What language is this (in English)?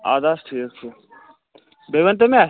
Kashmiri